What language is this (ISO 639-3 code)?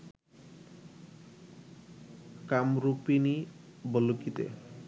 ben